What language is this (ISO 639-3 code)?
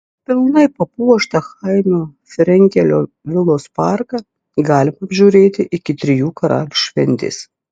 lit